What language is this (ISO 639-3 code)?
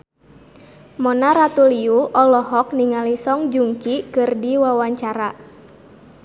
sun